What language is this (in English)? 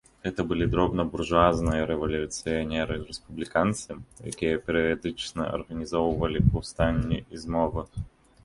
Belarusian